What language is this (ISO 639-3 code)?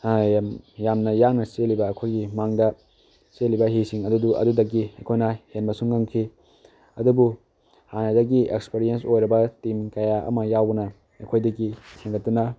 mni